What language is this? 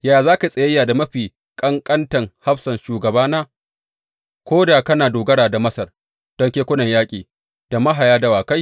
Hausa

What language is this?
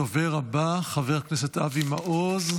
Hebrew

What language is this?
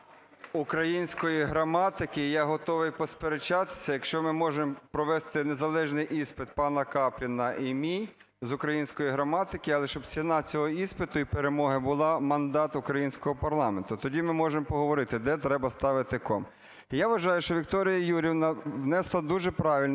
Ukrainian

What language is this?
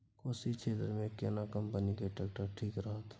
Maithili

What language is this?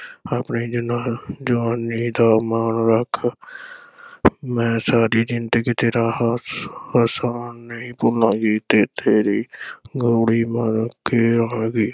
Punjabi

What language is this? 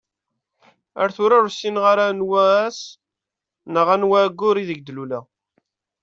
Kabyle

